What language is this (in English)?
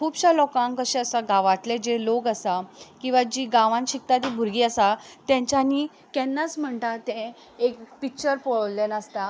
Konkani